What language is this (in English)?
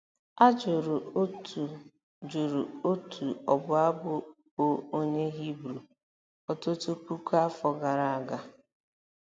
Igbo